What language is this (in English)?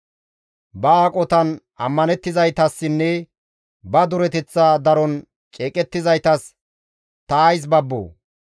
Gamo